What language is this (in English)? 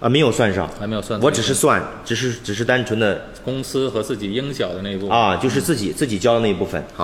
Chinese